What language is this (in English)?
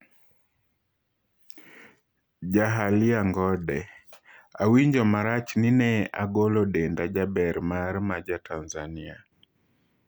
Luo (Kenya and Tanzania)